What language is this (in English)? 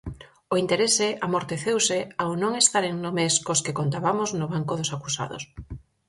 Galician